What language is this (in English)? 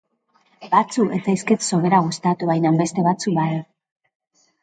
Basque